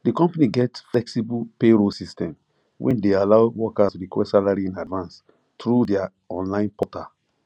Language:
Nigerian Pidgin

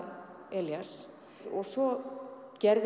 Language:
Icelandic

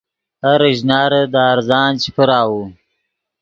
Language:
Yidgha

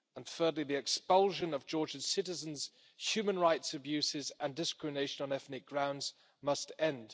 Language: English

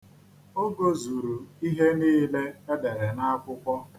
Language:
Igbo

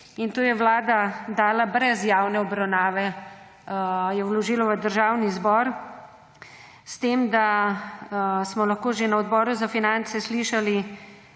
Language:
Slovenian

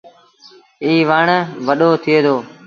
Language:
Sindhi Bhil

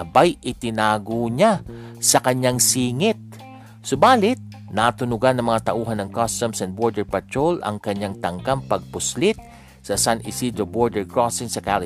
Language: Filipino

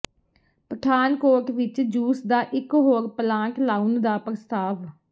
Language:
Punjabi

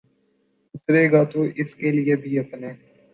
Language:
Urdu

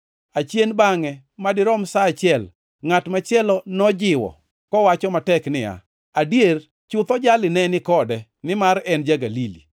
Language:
Luo (Kenya and Tanzania)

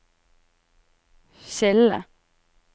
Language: Norwegian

